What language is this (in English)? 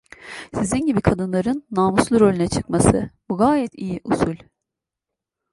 Turkish